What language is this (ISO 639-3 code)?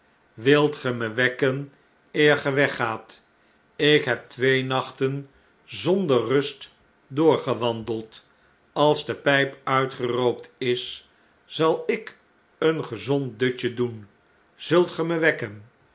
nld